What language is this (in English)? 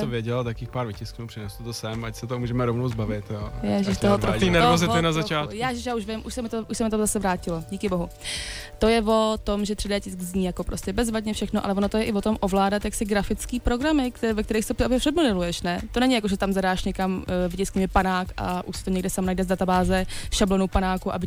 Czech